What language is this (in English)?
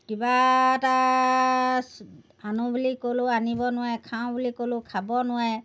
Assamese